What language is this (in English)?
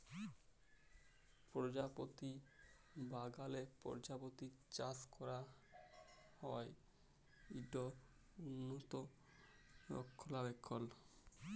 Bangla